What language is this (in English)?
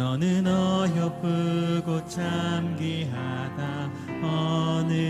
Korean